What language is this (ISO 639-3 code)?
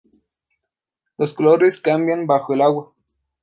spa